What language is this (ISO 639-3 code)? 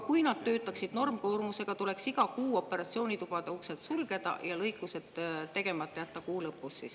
est